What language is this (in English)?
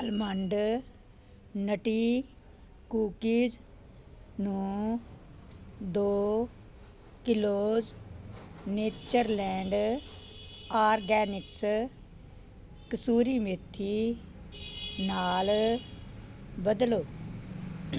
Punjabi